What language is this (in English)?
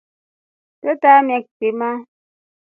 Rombo